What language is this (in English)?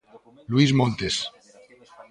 Galician